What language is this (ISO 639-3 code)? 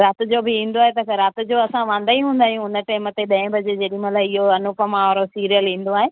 snd